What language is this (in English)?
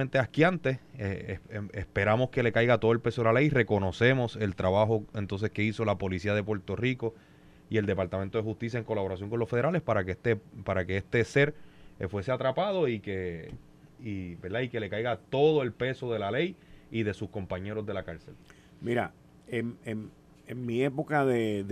Spanish